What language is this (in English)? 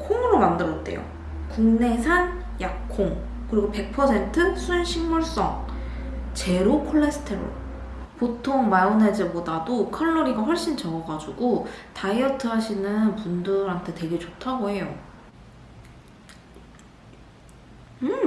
Korean